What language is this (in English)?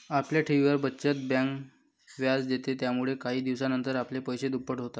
Marathi